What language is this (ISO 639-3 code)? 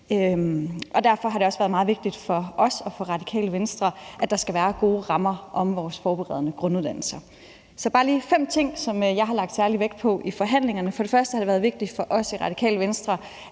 dan